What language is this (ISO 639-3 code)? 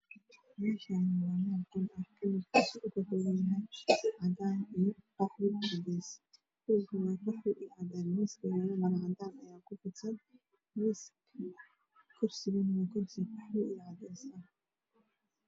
som